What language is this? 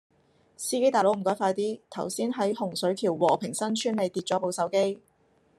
Cantonese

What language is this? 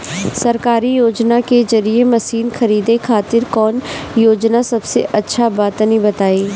Bhojpuri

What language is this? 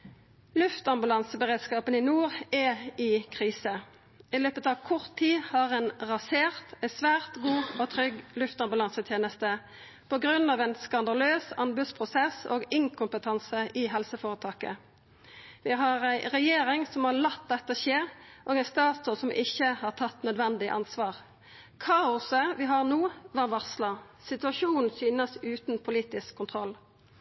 Norwegian Nynorsk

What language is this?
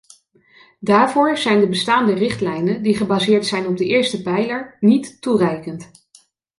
Dutch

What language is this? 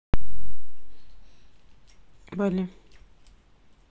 Russian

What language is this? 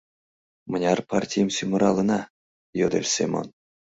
Mari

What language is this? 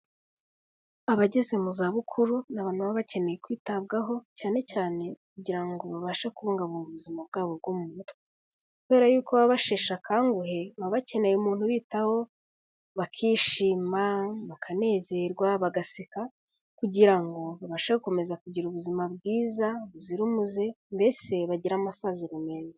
Kinyarwanda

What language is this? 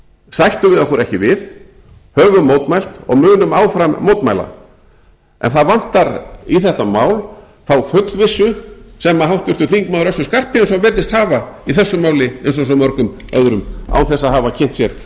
Icelandic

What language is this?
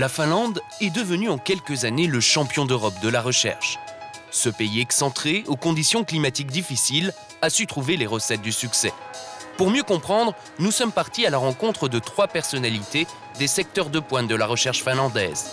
French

